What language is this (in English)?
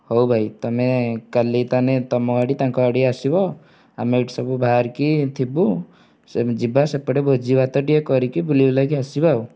Odia